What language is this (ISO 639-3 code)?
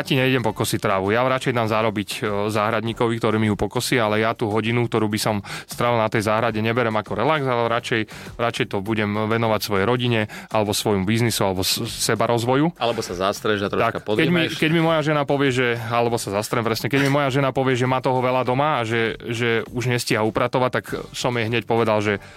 slk